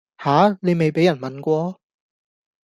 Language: Cantonese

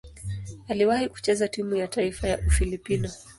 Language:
Swahili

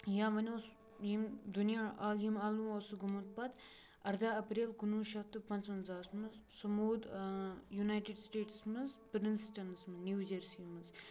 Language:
Kashmiri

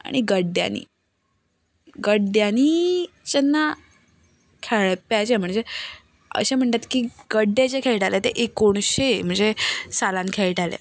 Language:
Konkani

